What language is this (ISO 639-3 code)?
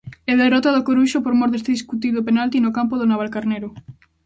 glg